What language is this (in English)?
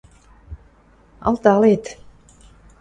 Western Mari